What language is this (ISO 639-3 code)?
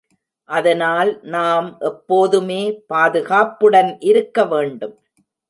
tam